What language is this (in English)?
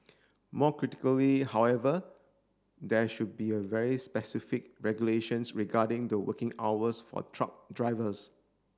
English